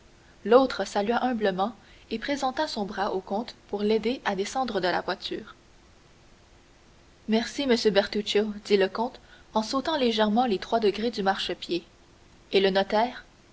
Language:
French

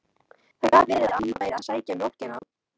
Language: Icelandic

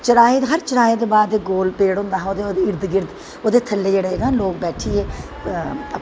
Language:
Dogri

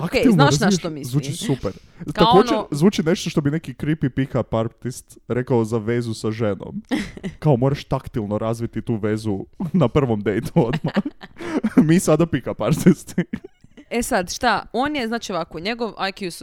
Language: Croatian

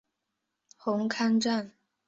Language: Chinese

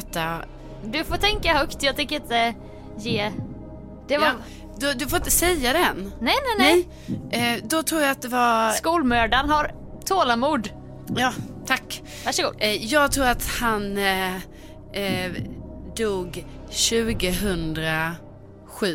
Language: Swedish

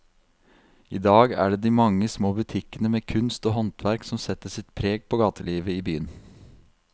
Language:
Norwegian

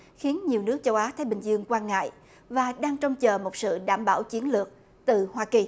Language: Vietnamese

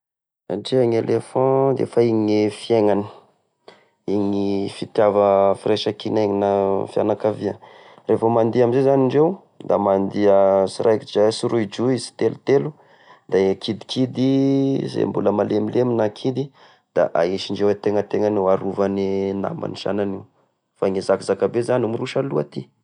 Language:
Tesaka Malagasy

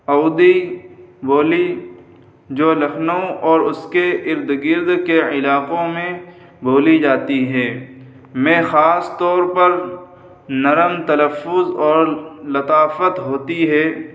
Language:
Urdu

